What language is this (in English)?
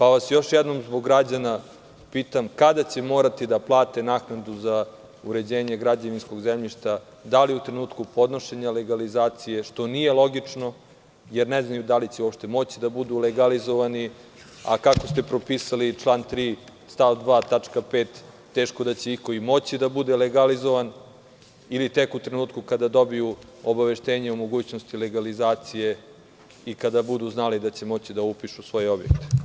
Serbian